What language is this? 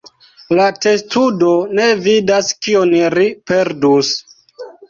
Esperanto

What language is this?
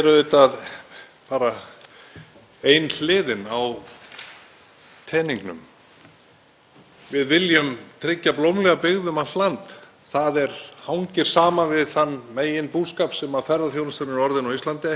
Icelandic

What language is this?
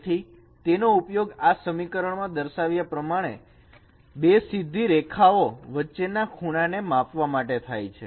Gujarati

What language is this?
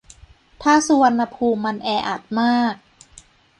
Thai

